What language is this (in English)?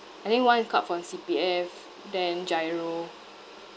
English